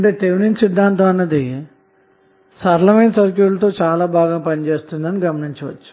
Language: Telugu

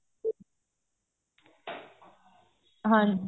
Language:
Punjabi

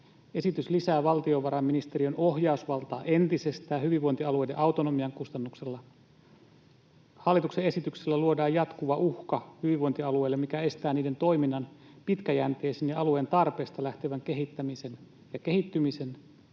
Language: Finnish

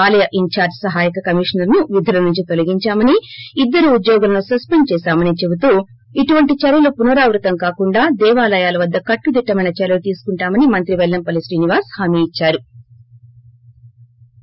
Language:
Telugu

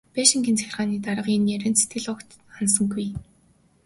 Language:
Mongolian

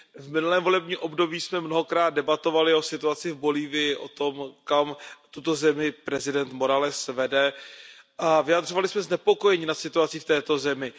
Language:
Czech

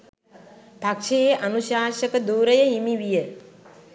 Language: Sinhala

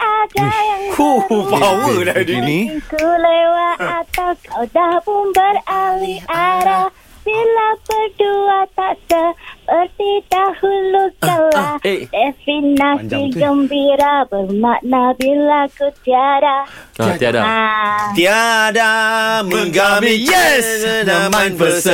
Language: Malay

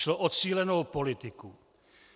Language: Czech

